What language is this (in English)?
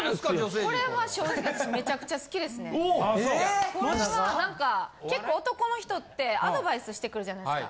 Japanese